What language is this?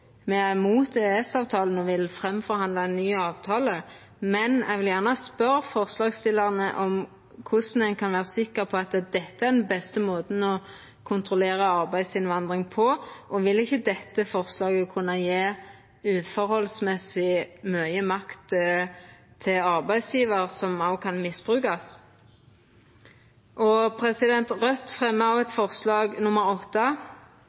Norwegian Nynorsk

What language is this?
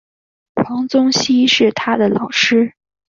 Chinese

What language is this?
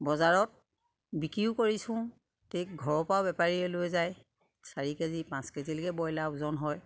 Assamese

